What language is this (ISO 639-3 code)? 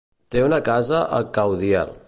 cat